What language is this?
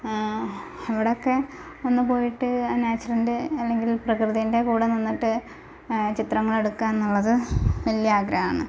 Malayalam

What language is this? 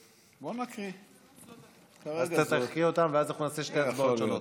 Hebrew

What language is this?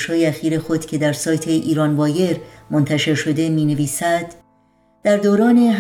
Persian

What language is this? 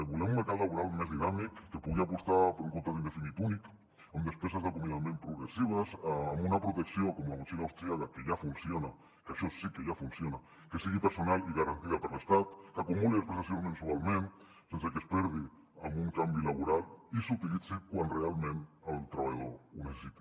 Catalan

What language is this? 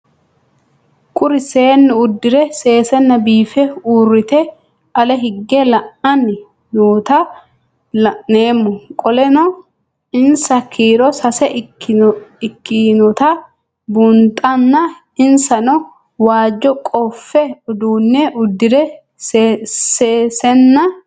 Sidamo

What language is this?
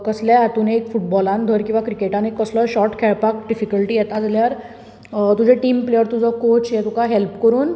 Konkani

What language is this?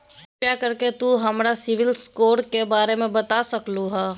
Magahi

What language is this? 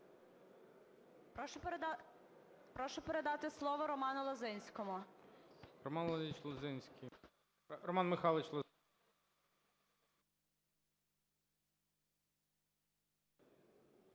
Ukrainian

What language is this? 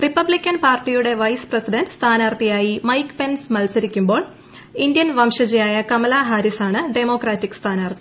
Malayalam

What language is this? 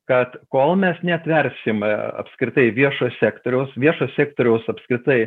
Lithuanian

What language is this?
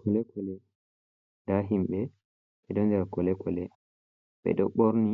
Fula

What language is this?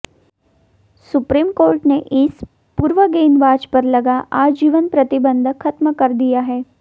Hindi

